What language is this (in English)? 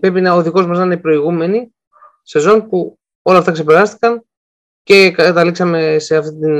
Greek